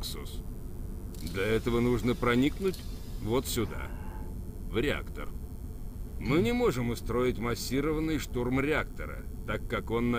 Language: Russian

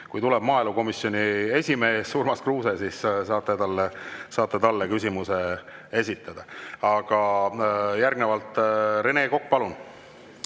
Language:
Estonian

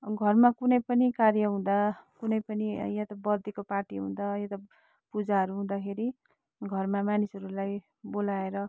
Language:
Nepali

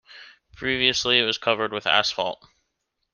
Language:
English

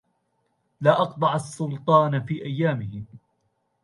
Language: Arabic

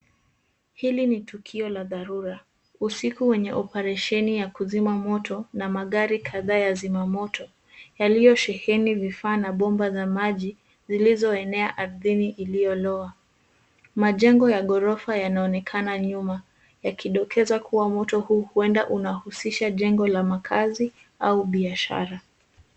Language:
Swahili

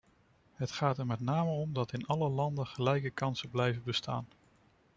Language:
Dutch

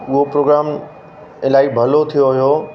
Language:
Sindhi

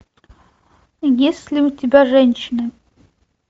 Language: Russian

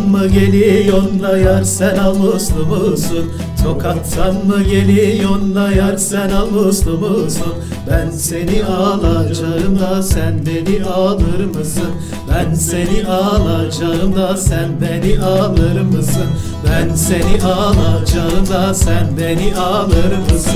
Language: Turkish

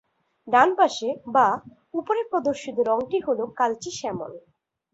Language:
Bangla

